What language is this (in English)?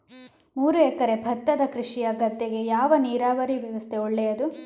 Kannada